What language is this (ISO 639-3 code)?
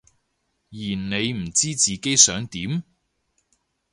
yue